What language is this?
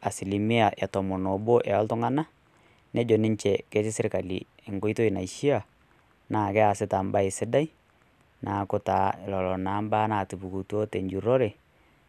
Masai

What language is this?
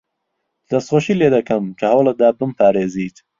Central Kurdish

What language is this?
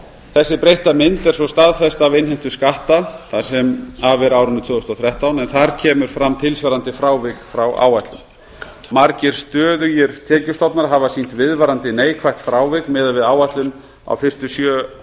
Icelandic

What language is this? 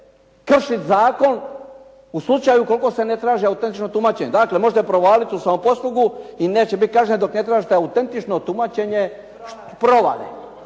Croatian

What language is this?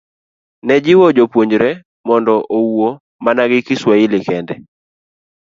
Luo (Kenya and Tanzania)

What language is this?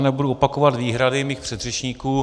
Czech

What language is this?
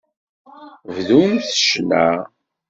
Kabyle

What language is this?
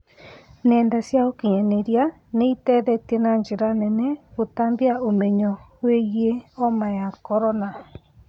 Kikuyu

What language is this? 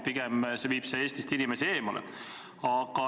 Estonian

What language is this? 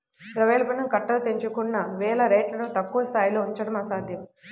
Telugu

